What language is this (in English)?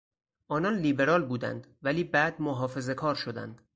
Persian